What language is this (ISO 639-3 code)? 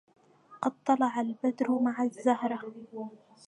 ara